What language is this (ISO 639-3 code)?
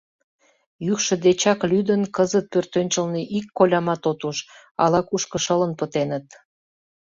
chm